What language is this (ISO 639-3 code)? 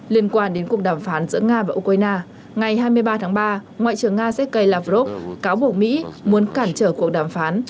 vie